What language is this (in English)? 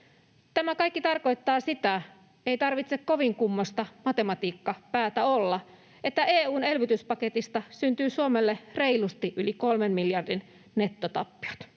Finnish